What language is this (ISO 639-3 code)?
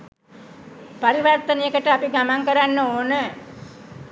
sin